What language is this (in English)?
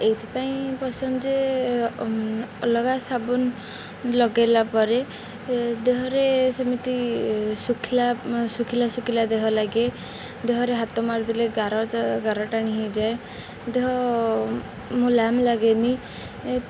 Odia